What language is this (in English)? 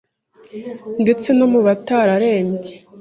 Kinyarwanda